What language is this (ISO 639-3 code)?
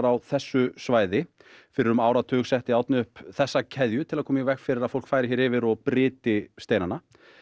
isl